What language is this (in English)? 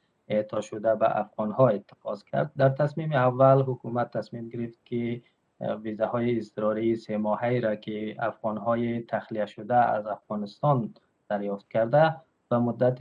Persian